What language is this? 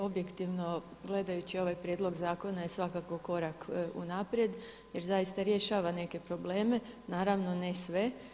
Croatian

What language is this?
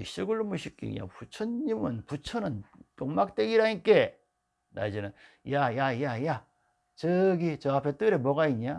Korean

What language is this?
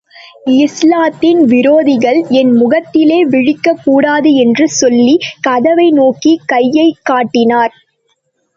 Tamil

